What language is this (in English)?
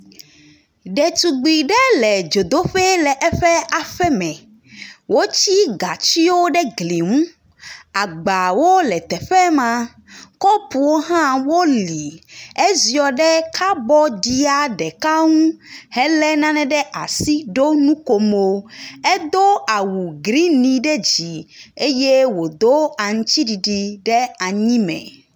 Ewe